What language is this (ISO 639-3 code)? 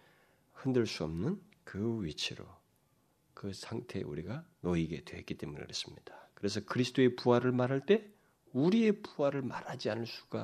kor